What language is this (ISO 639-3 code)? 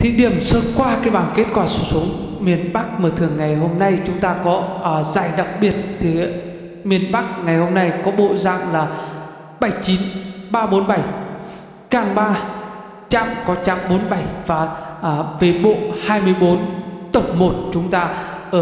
vie